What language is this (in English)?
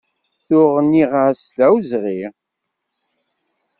Kabyle